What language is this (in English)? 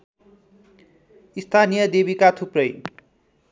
Nepali